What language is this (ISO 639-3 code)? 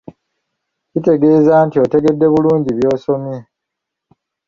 lug